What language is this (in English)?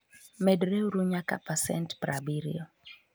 Luo (Kenya and Tanzania)